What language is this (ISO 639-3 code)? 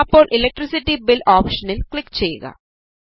mal